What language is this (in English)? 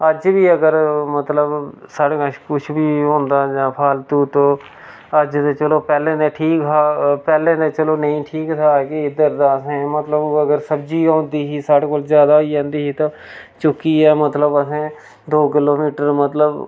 Dogri